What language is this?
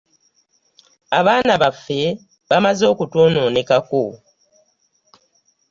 Ganda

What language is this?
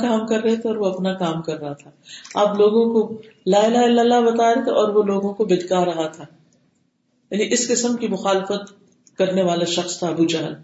Urdu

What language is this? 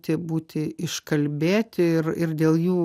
Lithuanian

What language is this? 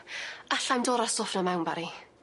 Welsh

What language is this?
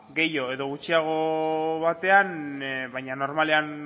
Basque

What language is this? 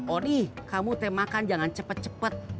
Indonesian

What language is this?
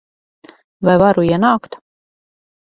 Latvian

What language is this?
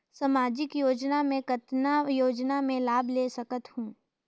Chhattisgarhi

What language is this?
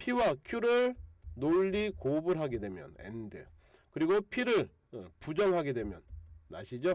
Korean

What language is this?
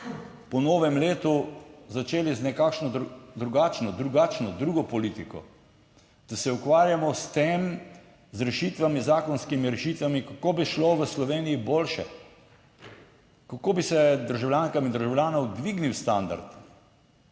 Slovenian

